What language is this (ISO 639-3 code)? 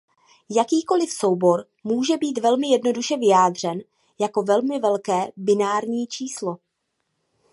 ces